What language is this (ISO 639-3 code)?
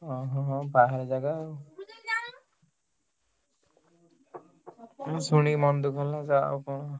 ori